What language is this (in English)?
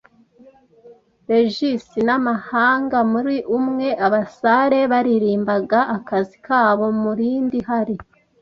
Kinyarwanda